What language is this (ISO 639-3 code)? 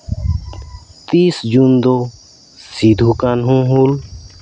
sat